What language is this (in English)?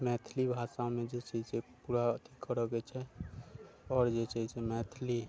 Maithili